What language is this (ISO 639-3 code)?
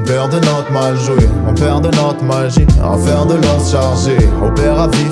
fra